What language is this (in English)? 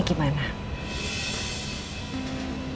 Indonesian